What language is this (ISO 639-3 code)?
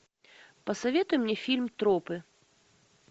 rus